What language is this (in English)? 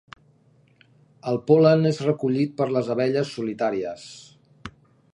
Catalan